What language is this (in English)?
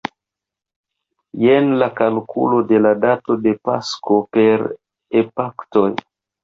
Esperanto